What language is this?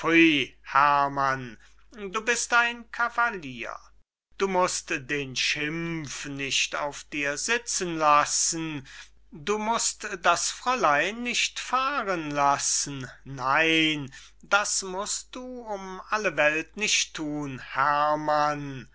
German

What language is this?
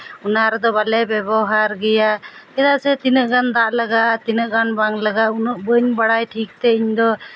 Santali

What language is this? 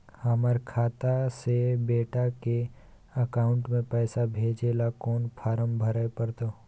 Maithili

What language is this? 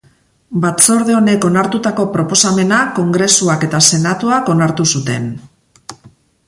Basque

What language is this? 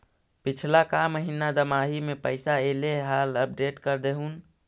Magahi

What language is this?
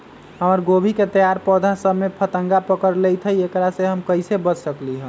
Magahi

